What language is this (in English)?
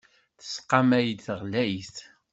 Kabyle